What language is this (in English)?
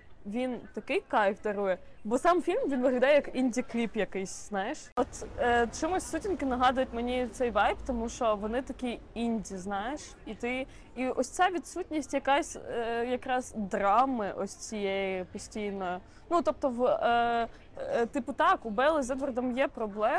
Ukrainian